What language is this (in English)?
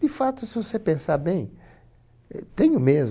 Portuguese